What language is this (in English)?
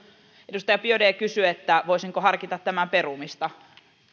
Finnish